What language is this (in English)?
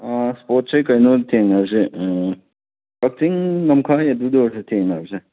Manipuri